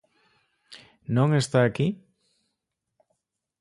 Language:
Galician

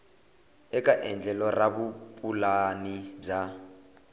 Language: Tsonga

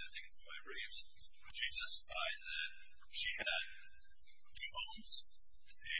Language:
English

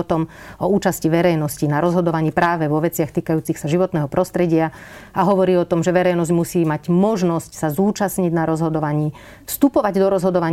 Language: Slovak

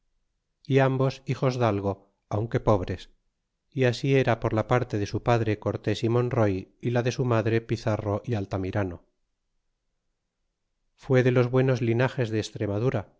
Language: Spanish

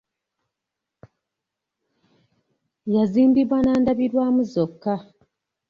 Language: Ganda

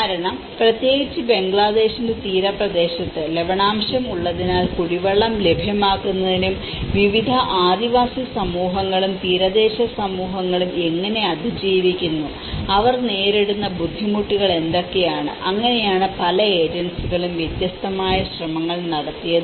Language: Malayalam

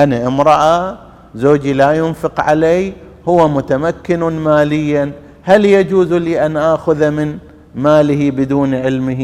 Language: Arabic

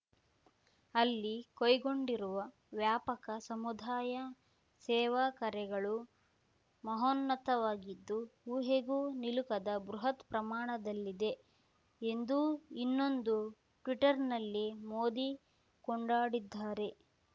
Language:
Kannada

